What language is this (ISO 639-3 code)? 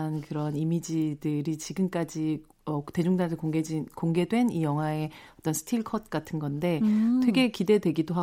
kor